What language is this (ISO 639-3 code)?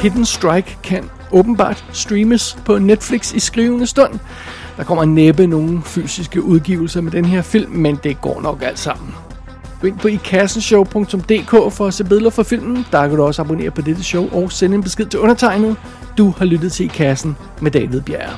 dan